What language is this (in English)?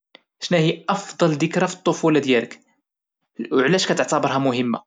Moroccan Arabic